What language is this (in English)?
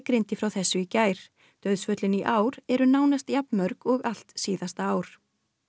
Icelandic